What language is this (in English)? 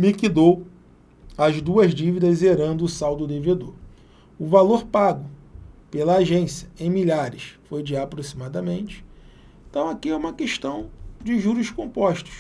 Portuguese